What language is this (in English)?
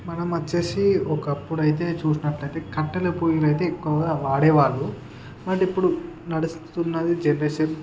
Telugu